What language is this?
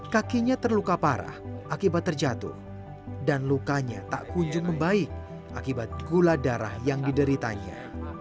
Indonesian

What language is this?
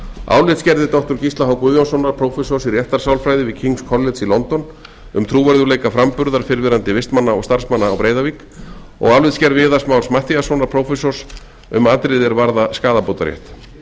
Icelandic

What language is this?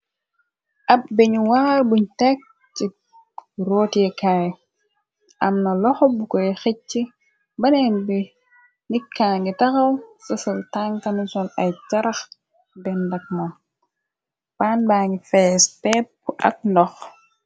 Wolof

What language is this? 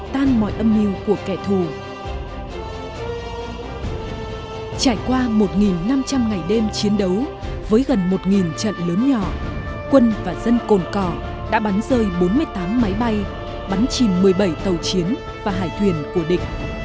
Vietnamese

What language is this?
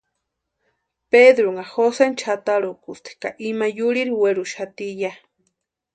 Western Highland Purepecha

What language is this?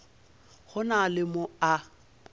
Northern Sotho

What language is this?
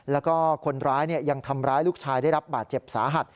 Thai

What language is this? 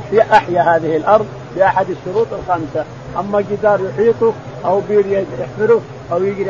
Arabic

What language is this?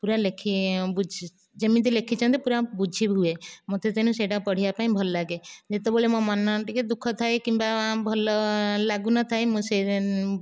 Odia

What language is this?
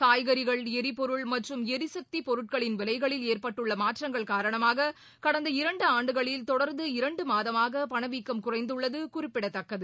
Tamil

